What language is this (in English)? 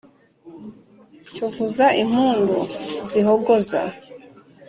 Kinyarwanda